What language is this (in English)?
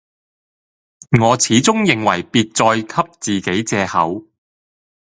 Cantonese